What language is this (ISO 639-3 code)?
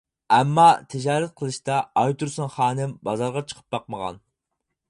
uig